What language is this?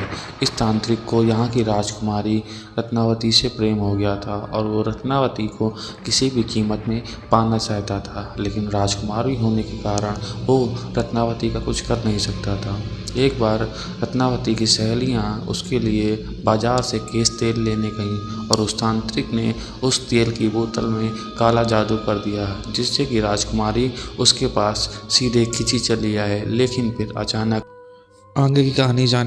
Hindi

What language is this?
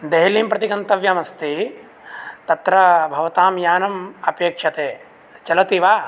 Sanskrit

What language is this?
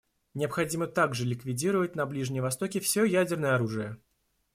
Russian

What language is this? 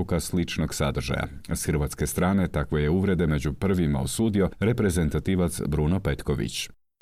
Croatian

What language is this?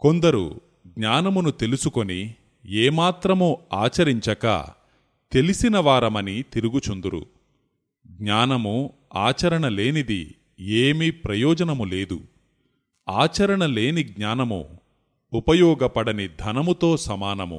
Telugu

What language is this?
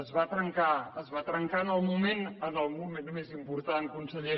Catalan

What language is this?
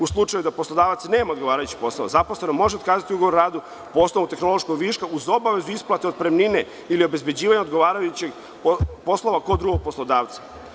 Serbian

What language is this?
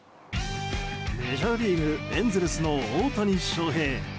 Japanese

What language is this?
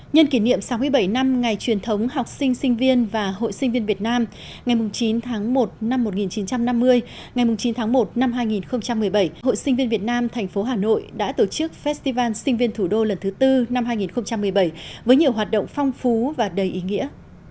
Vietnamese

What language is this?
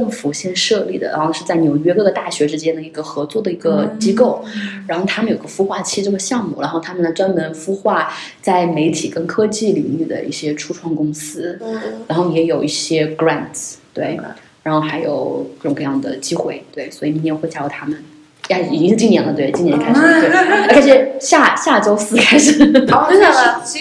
Chinese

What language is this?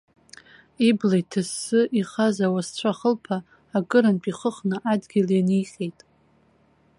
Abkhazian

